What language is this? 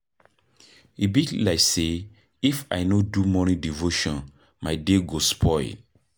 Nigerian Pidgin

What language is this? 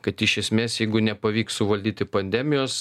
Lithuanian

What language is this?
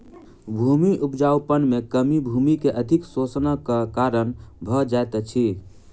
Maithili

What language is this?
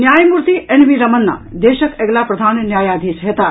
Maithili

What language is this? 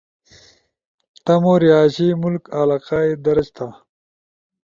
Ushojo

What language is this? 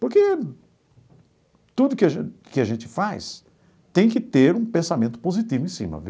Portuguese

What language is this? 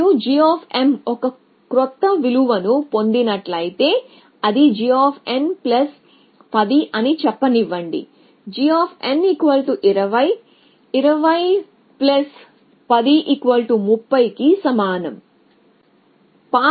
Telugu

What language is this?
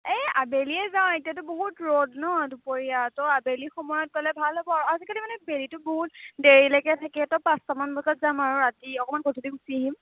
Assamese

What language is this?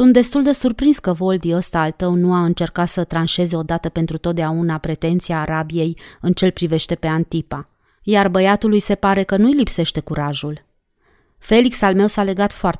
Romanian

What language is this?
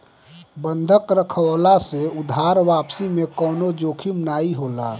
Bhojpuri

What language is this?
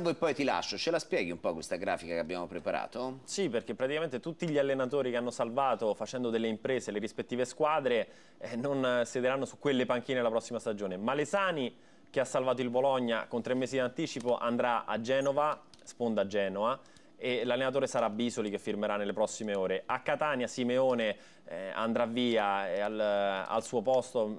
Italian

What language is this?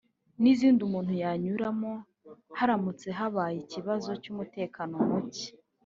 Kinyarwanda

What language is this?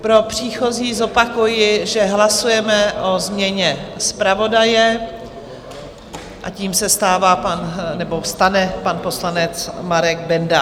Czech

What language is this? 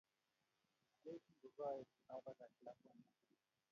Kalenjin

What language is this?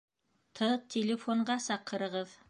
Bashkir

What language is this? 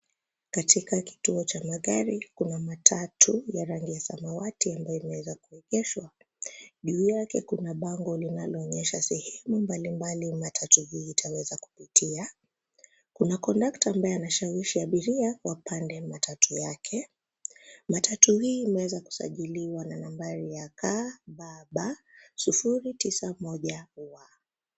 Swahili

